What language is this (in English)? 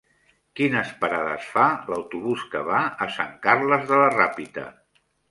Catalan